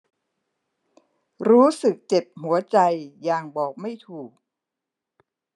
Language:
Thai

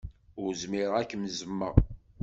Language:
Kabyle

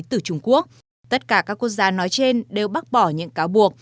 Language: Vietnamese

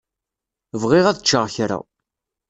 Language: Kabyle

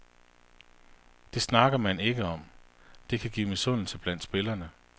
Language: Danish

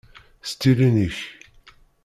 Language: Kabyle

